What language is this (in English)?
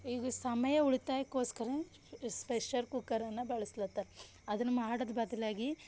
Kannada